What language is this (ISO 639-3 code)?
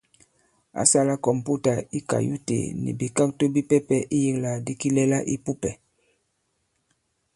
abb